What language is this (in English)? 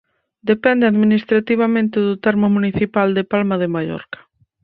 Galician